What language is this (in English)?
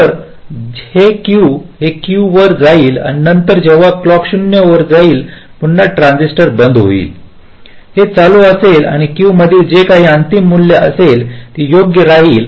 Marathi